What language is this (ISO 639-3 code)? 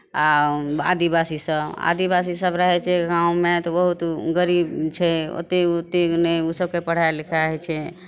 mai